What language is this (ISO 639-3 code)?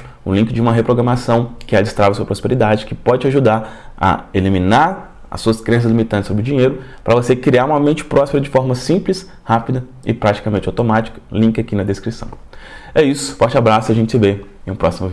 por